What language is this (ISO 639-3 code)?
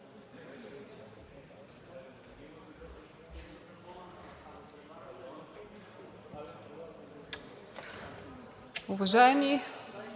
bul